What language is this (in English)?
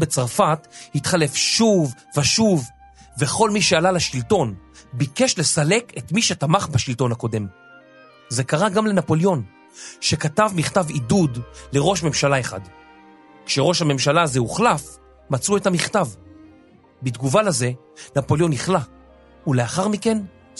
Hebrew